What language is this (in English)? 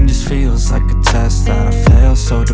Indonesian